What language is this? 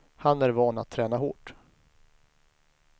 Swedish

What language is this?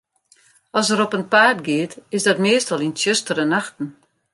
Western Frisian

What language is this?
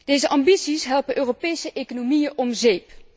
Dutch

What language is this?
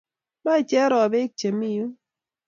Kalenjin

